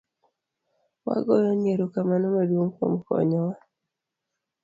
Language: Luo (Kenya and Tanzania)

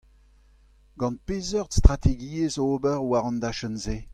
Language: Breton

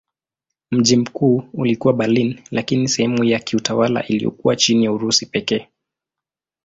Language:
Swahili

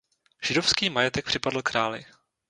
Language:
Czech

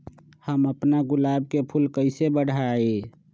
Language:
Magahi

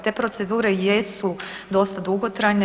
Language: Croatian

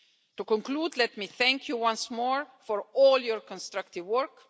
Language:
English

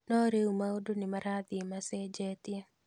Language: Kikuyu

